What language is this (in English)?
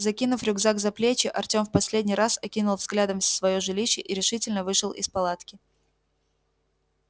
Russian